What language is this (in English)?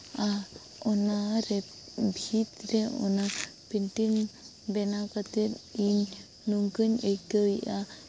Santali